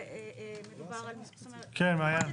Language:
Hebrew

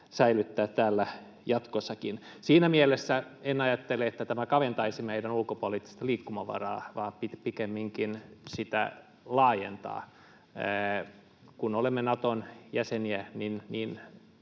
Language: Finnish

